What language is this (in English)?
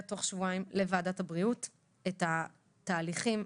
Hebrew